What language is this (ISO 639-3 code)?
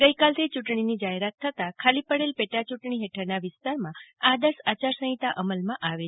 guj